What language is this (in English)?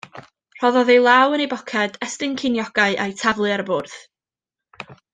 Welsh